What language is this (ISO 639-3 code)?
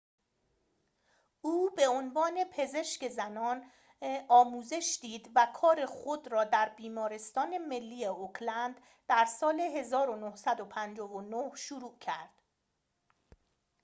fas